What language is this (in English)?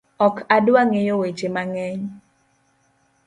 Luo (Kenya and Tanzania)